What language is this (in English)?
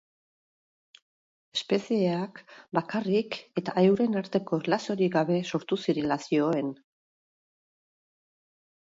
Basque